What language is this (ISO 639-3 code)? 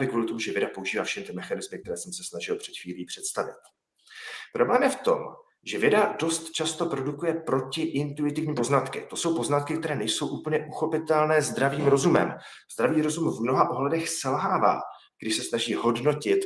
ces